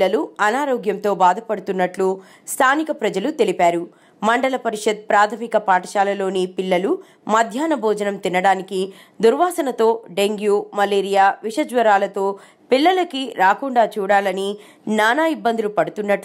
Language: Telugu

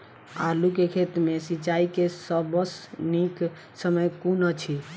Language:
Maithili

